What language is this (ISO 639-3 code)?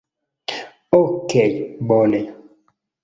epo